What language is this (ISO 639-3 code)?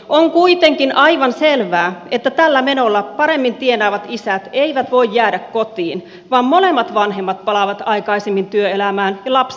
fin